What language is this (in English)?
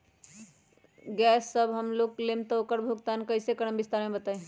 Magahi